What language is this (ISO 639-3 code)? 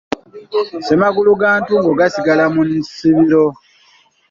lug